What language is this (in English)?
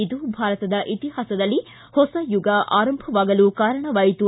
Kannada